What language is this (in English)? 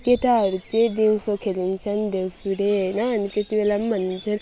Nepali